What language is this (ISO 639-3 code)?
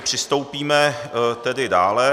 ces